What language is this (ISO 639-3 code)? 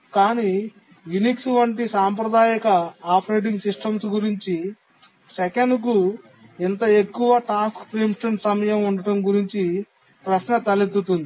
tel